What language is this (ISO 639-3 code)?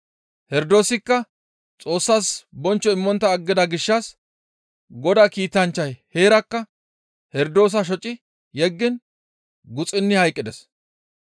gmv